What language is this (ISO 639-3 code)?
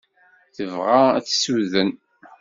kab